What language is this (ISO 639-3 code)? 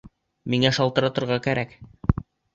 bak